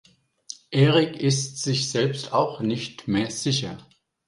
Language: German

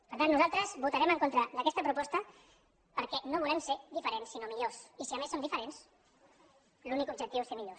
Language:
Catalan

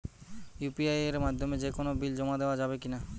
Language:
Bangla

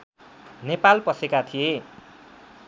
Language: Nepali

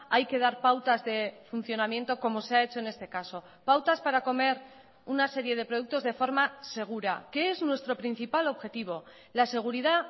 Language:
Spanish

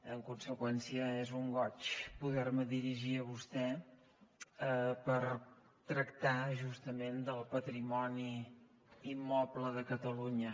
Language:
Catalan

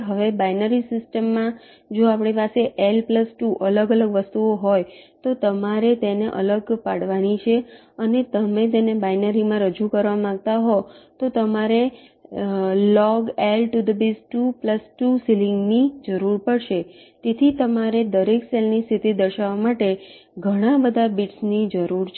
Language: Gujarati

